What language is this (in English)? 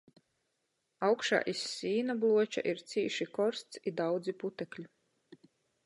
Latgalian